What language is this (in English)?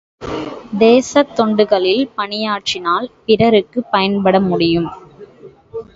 Tamil